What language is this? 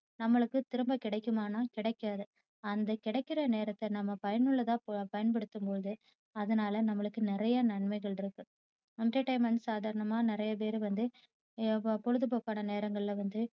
Tamil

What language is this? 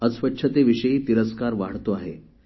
Marathi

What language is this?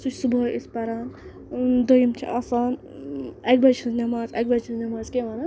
Kashmiri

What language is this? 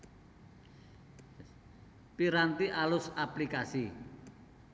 Javanese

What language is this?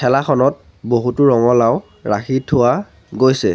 Assamese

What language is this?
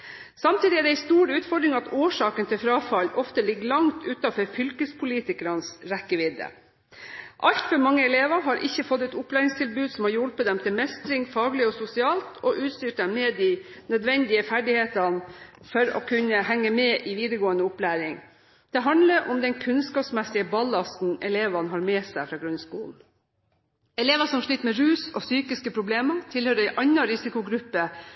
Norwegian Bokmål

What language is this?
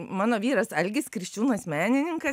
Lithuanian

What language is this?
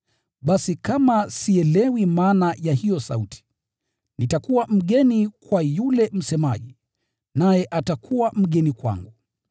Swahili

